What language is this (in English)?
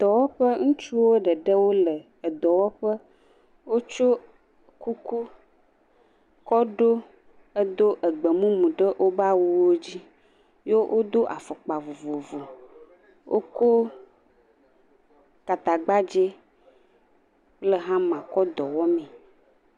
Ewe